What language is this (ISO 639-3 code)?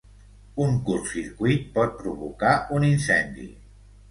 cat